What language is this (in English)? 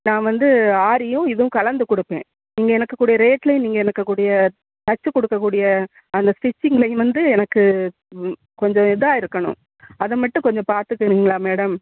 Tamil